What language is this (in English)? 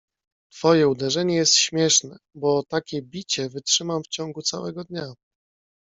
Polish